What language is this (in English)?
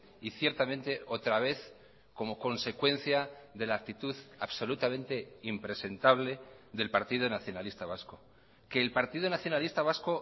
Spanish